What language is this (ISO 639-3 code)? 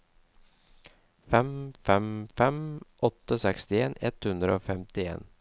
nor